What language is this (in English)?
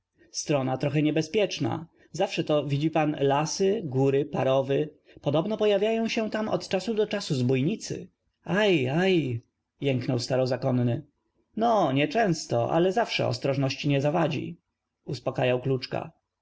Polish